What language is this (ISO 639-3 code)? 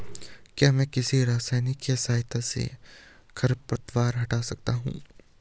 hin